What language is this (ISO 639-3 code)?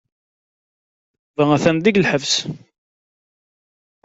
kab